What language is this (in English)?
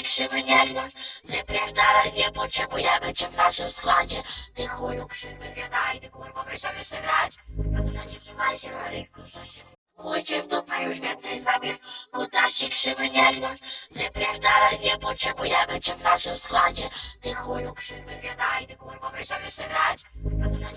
Polish